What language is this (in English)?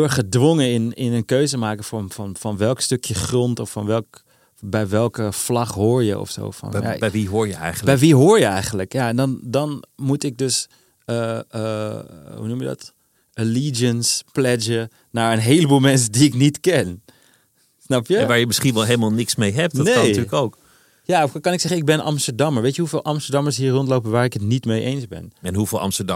Dutch